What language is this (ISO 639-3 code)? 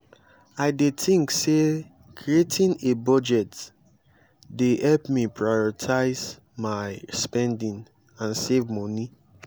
pcm